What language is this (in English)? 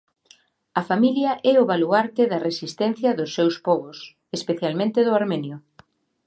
Galician